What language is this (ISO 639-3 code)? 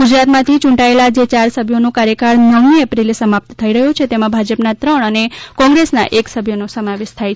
guj